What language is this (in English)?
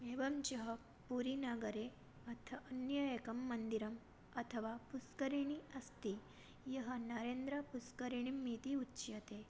Sanskrit